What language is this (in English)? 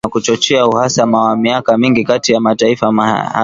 Swahili